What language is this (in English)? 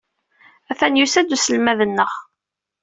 Kabyle